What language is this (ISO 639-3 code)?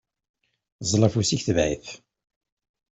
kab